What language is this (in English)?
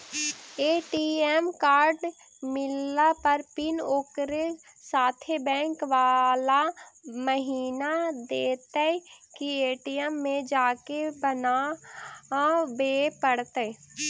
Magahi